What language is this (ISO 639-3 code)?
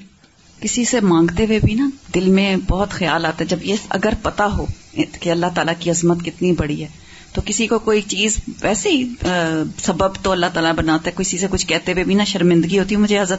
urd